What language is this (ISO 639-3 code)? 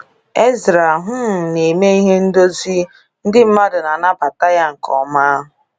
ibo